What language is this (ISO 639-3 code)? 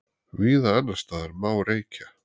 isl